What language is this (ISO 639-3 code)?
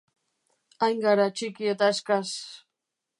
eus